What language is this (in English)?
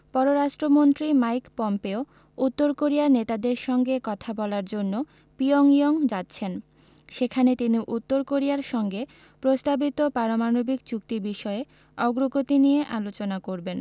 Bangla